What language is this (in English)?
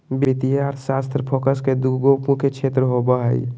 Magahi